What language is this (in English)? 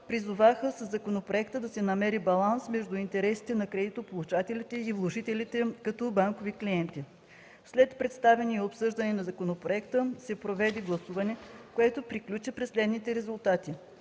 Bulgarian